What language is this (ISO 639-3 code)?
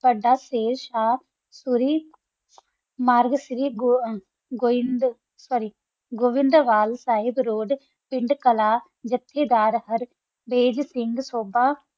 pan